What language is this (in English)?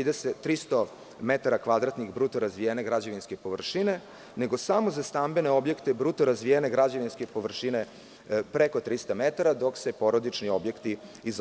Serbian